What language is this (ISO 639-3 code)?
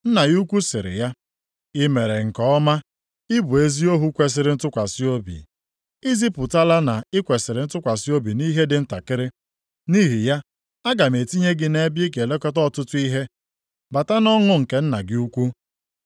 ibo